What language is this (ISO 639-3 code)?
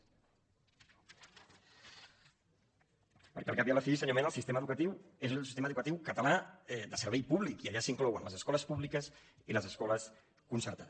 cat